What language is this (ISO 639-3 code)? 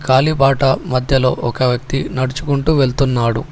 tel